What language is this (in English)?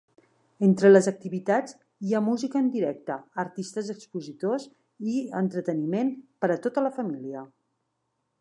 Catalan